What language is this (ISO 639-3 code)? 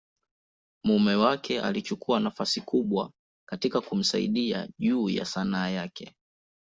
swa